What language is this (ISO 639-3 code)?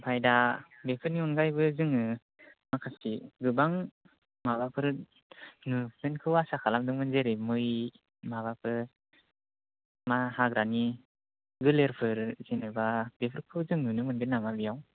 brx